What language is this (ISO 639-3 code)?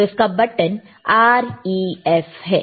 hin